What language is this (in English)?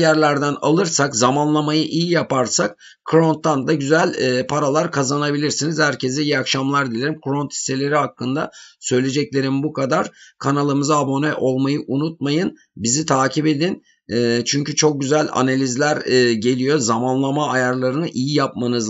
Turkish